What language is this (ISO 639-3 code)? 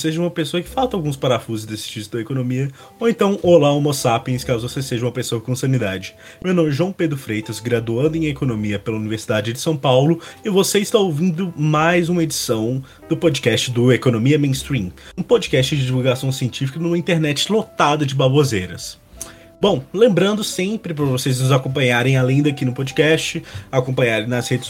por